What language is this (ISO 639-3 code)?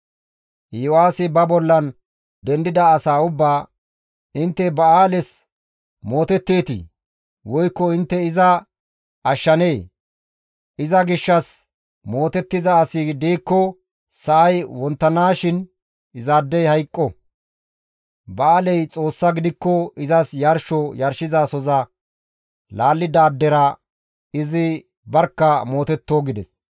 gmv